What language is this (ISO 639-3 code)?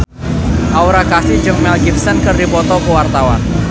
sun